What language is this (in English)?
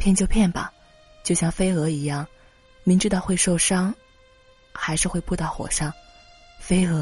Chinese